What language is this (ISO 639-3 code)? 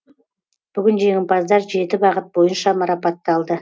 kaz